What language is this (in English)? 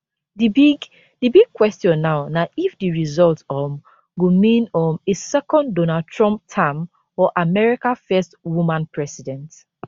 Nigerian Pidgin